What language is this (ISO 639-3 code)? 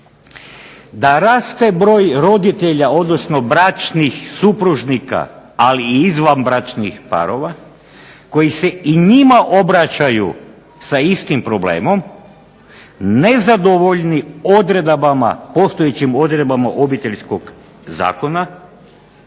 hrv